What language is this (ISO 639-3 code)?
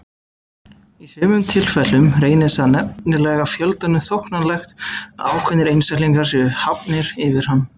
isl